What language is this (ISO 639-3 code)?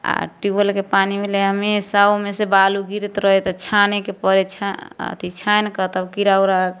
mai